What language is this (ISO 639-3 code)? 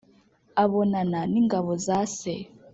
kin